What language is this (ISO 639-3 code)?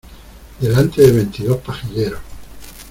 spa